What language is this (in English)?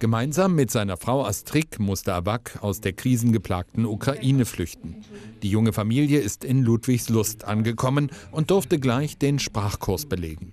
German